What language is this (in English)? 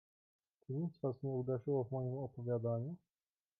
Polish